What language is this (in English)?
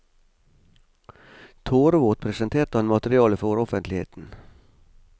Norwegian